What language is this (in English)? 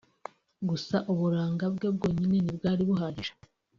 Kinyarwanda